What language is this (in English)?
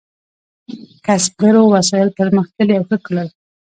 Pashto